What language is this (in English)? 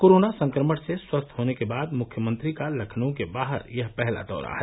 Hindi